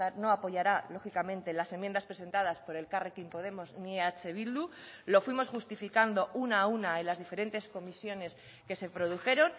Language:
Spanish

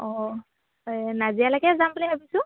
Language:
Assamese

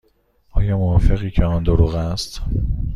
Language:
Persian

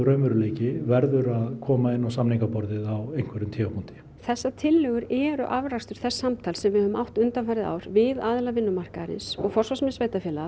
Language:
Icelandic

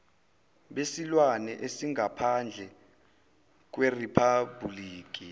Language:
Zulu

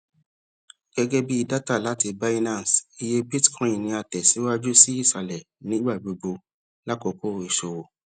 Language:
Yoruba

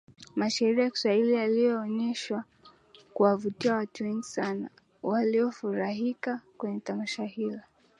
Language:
Swahili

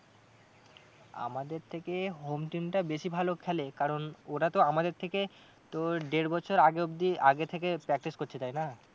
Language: Bangla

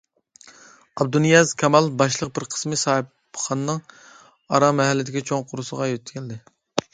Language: Uyghur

